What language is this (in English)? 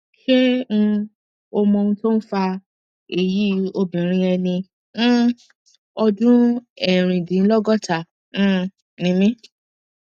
Yoruba